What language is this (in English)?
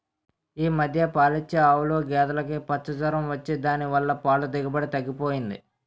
Telugu